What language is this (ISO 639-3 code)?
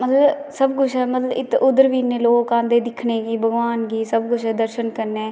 doi